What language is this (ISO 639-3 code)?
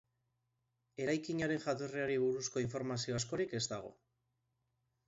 eus